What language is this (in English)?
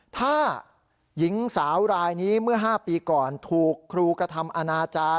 Thai